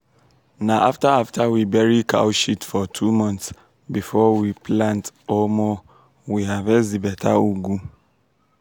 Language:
Nigerian Pidgin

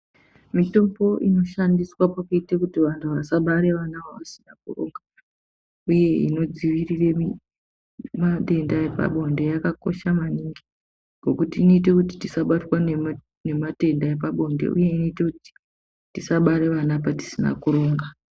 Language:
Ndau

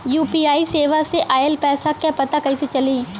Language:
Bhojpuri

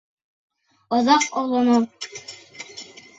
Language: Bashkir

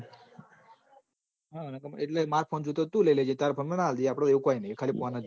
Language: Gujarati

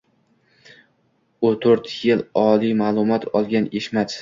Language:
Uzbek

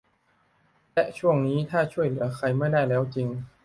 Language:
Thai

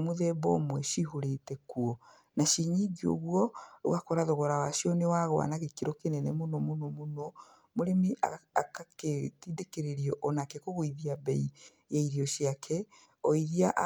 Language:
Kikuyu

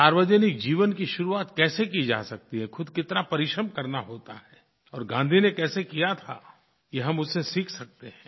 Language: Hindi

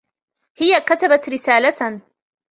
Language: Arabic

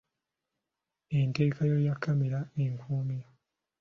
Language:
Ganda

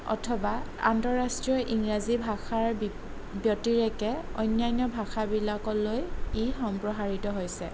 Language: Assamese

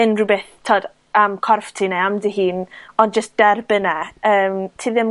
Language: Welsh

